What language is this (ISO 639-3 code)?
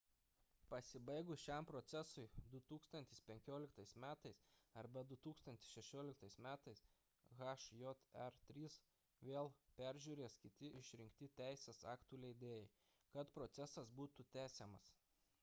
lit